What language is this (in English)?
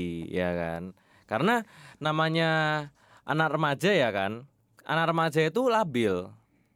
Indonesian